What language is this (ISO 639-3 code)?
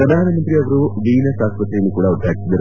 kan